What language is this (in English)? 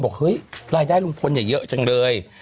Thai